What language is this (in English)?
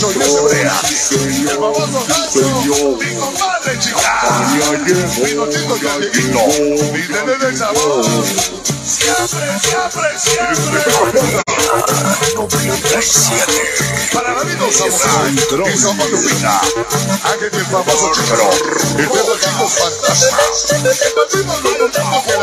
Spanish